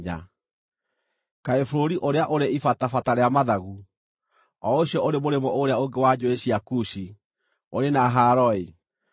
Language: Kikuyu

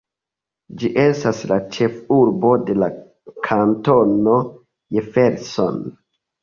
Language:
Esperanto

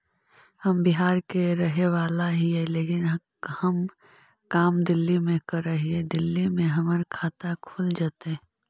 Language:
Magahi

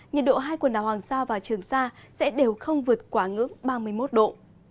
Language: Vietnamese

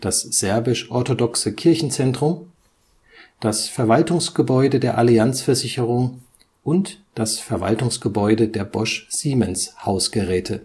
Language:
German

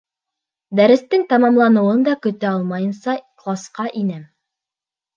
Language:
Bashkir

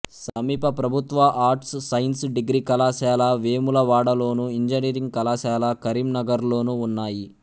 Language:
Telugu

